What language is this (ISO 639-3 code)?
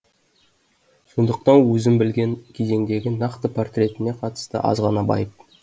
kaz